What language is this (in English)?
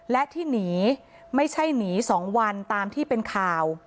Thai